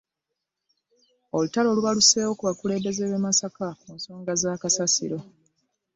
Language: Ganda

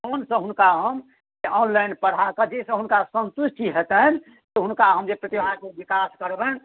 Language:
Maithili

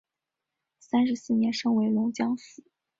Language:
Chinese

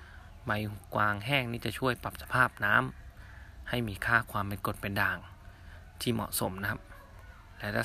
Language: Thai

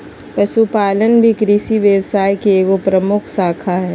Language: Magahi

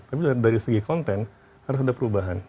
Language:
Indonesian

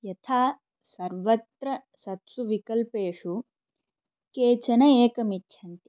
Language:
Sanskrit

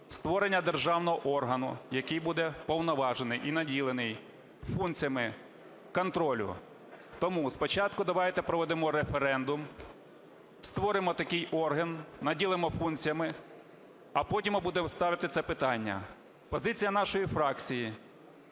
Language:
Ukrainian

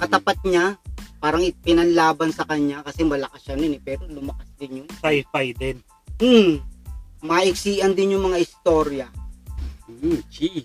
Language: Filipino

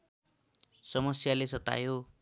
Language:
Nepali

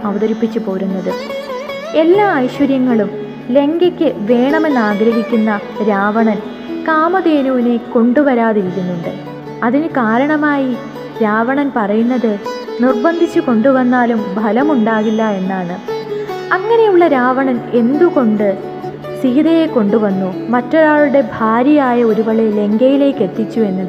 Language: Malayalam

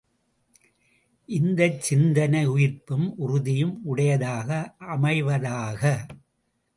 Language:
Tamil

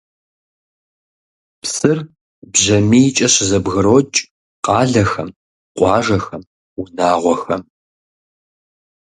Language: Kabardian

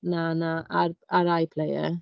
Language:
Welsh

